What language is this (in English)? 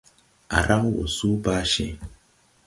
Tupuri